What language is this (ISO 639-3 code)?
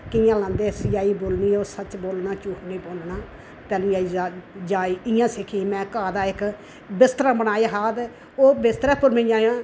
doi